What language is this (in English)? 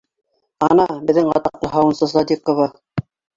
Bashkir